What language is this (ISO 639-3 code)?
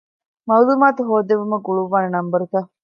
div